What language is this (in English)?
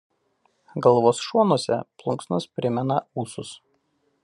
Lithuanian